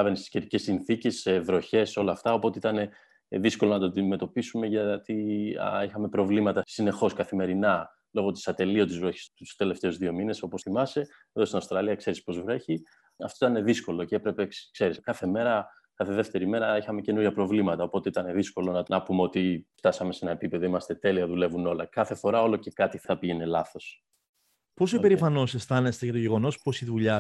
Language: Greek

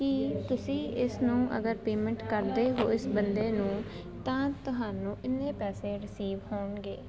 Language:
Punjabi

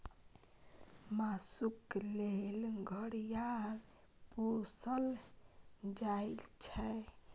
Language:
Maithili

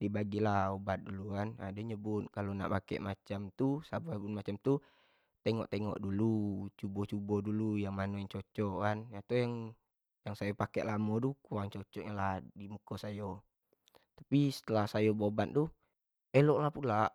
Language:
Jambi Malay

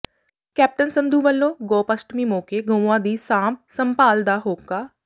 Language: Punjabi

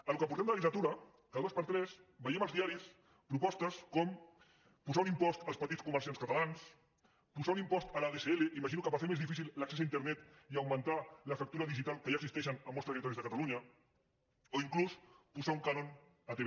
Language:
Catalan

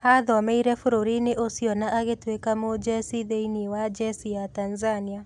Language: Kikuyu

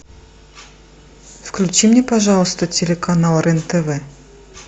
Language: Russian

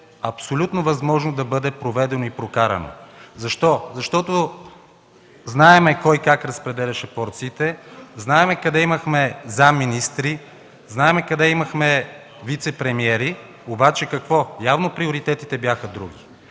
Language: Bulgarian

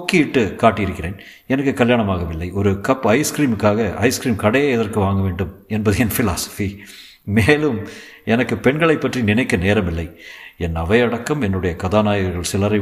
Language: Tamil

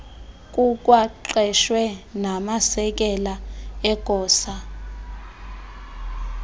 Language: Xhosa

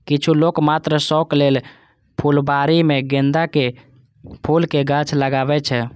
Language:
Maithili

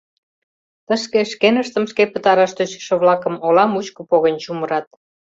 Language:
Mari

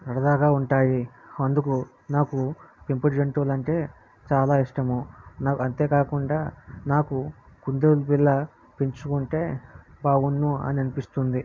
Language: Telugu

